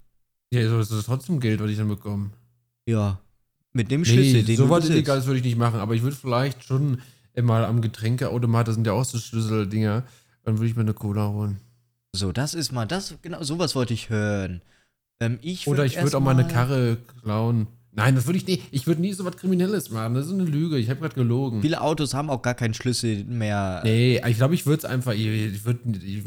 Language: German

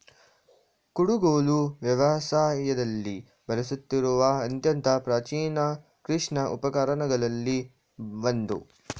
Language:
Kannada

